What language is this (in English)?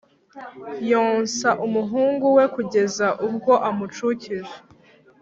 Kinyarwanda